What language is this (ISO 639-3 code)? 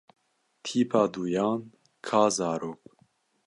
kur